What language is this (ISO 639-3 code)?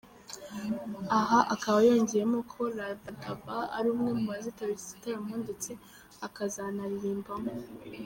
kin